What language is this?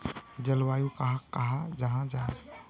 Magahi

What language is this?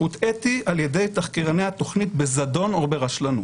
Hebrew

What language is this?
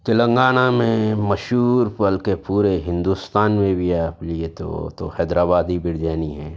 Urdu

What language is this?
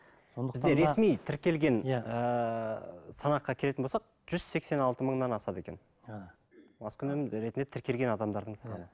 Kazakh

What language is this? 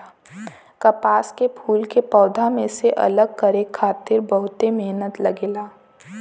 Bhojpuri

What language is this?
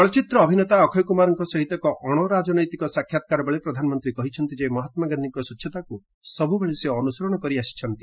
Odia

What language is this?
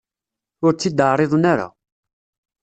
Kabyle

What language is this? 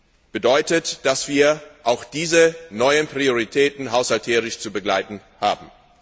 German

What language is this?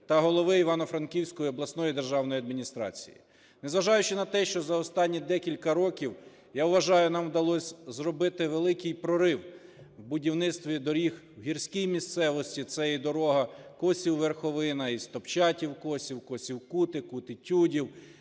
Ukrainian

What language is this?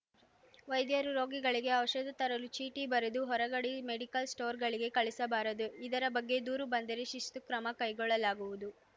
Kannada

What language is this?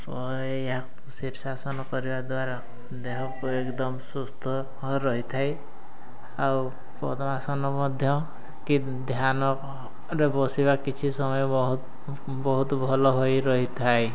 Odia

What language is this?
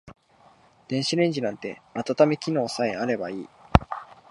Japanese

